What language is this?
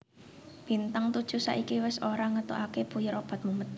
Javanese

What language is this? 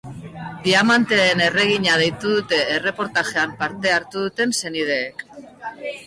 Basque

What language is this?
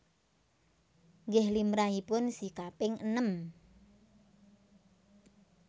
Javanese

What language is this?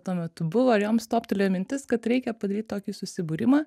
Lithuanian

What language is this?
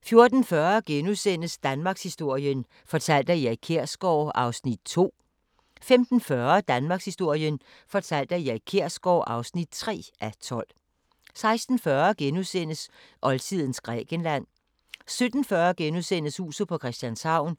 Danish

